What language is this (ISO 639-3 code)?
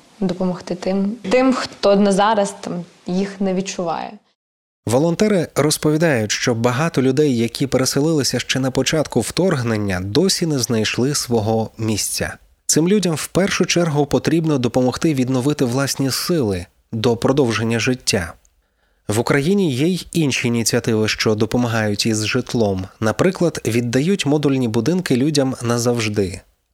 ukr